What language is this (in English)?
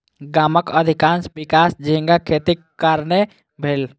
Maithili